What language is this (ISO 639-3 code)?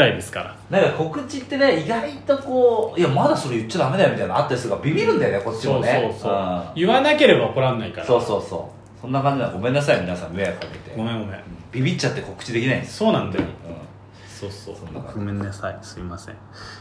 jpn